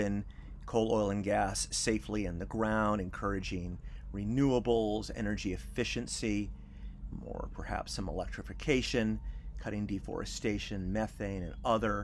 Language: English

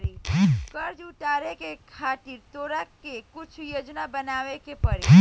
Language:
Bhojpuri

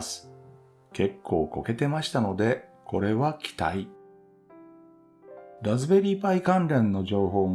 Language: Japanese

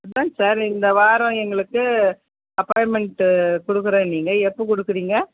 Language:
Tamil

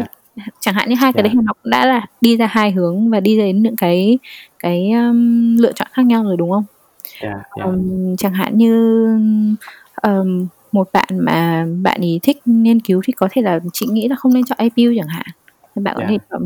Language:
Vietnamese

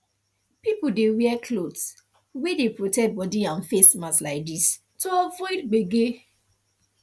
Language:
Nigerian Pidgin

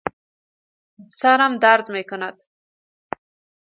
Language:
Persian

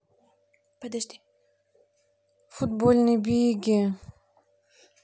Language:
Russian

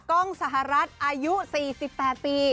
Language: Thai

